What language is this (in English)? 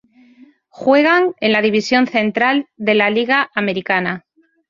Spanish